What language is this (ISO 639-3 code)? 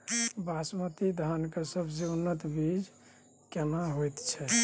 mai